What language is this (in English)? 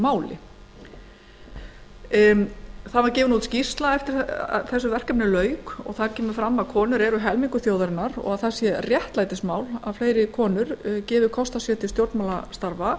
Icelandic